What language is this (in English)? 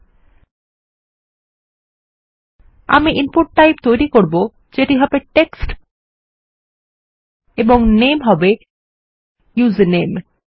Bangla